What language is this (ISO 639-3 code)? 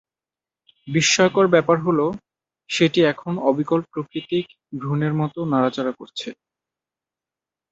ben